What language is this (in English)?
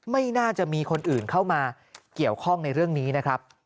Thai